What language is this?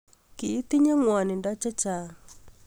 Kalenjin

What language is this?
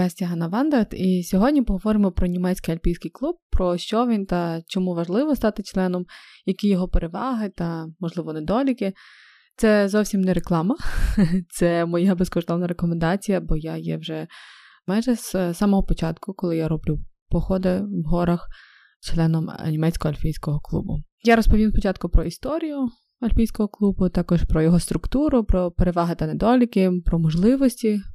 Ukrainian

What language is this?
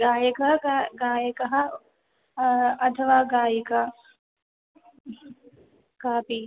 Sanskrit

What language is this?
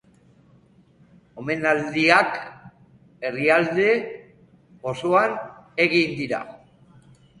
Basque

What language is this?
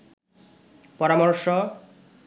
Bangla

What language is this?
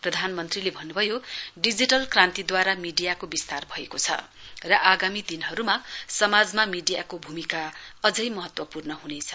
Nepali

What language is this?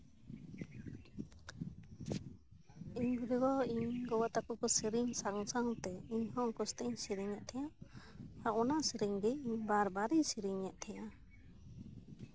Santali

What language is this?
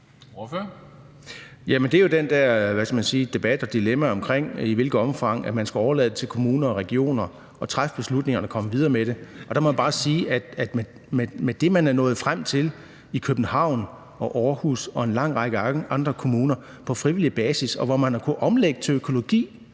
Danish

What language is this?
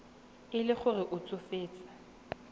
Tswana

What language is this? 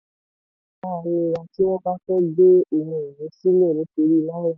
Yoruba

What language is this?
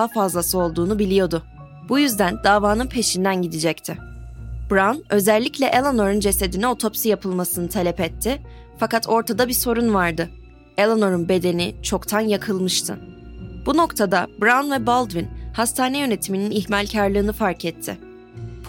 Turkish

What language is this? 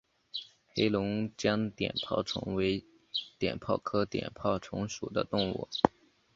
Chinese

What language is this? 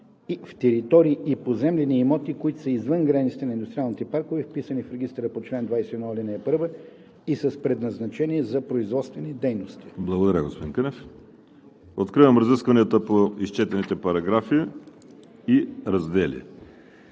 Bulgarian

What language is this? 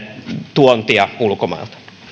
Finnish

